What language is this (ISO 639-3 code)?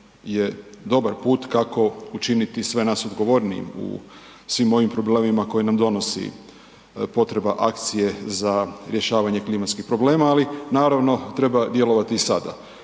hrv